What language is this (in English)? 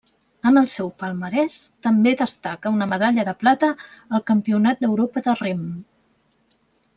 Catalan